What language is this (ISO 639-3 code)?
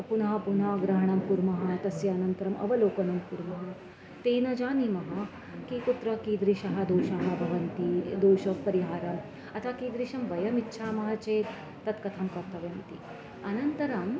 san